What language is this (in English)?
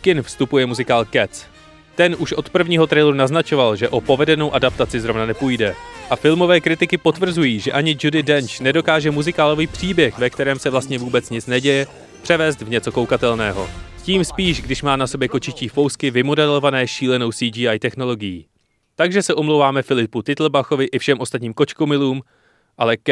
Czech